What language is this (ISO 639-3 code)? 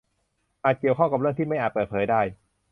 tha